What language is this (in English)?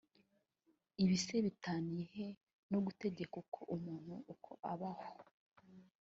Kinyarwanda